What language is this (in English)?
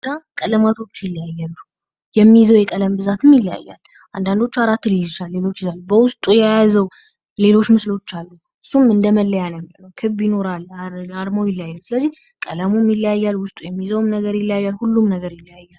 Amharic